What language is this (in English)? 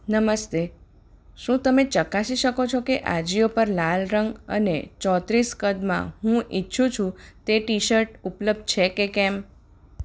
Gujarati